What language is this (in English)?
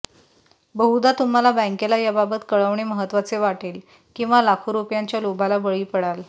Marathi